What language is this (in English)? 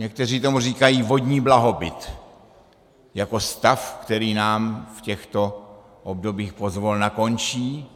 Czech